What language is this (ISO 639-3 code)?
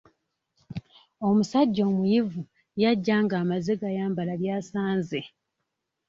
lug